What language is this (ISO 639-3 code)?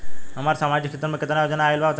bho